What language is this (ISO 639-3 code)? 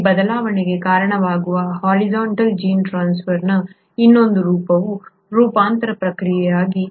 kan